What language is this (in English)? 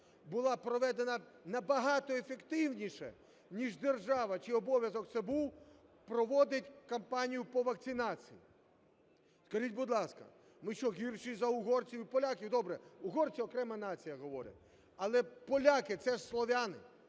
Ukrainian